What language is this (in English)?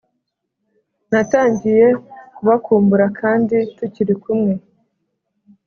Kinyarwanda